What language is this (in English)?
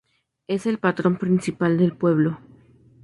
Spanish